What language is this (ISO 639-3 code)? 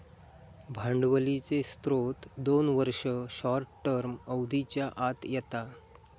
mar